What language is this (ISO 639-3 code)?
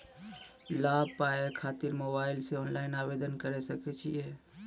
mai